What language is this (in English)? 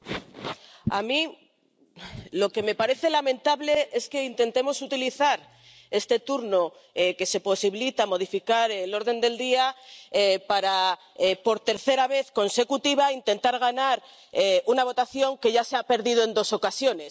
Spanish